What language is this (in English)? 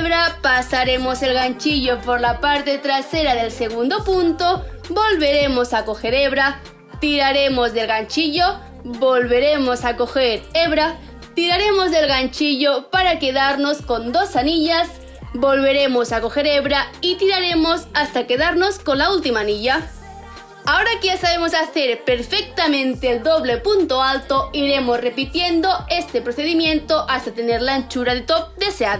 Spanish